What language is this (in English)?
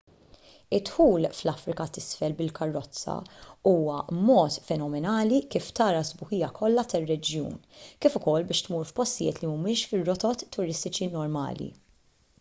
Maltese